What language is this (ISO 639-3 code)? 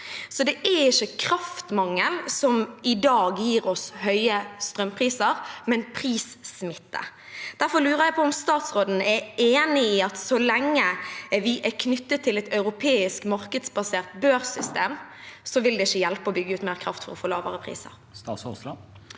nor